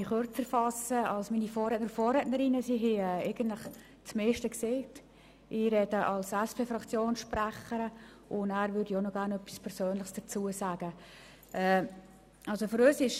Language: Swiss German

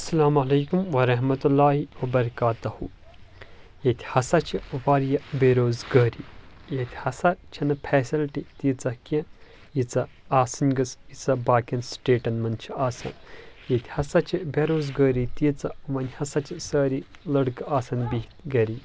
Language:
Kashmiri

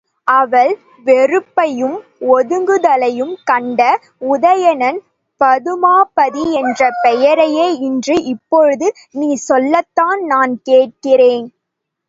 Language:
Tamil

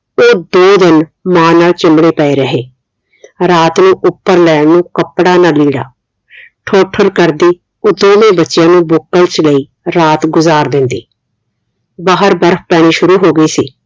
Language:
Punjabi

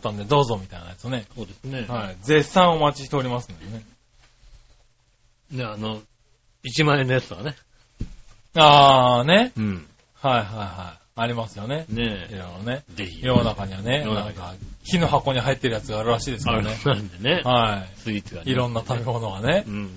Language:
Japanese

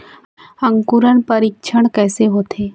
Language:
Chhattisgarhi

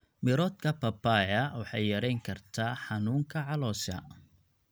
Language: Somali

